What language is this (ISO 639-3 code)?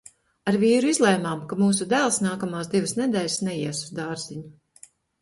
lav